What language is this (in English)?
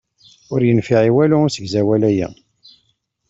Kabyle